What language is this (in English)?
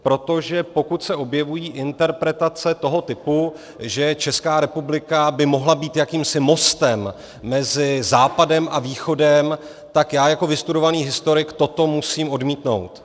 Czech